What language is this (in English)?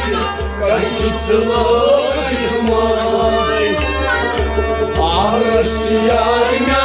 Punjabi